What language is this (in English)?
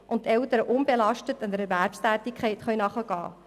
Swiss German